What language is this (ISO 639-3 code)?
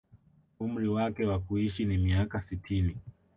swa